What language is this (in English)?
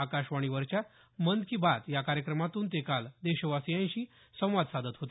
Marathi